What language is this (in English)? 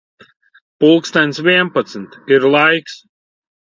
Latvian